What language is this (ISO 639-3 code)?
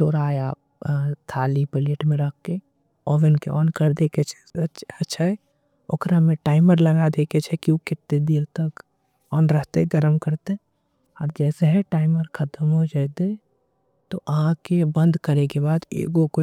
anp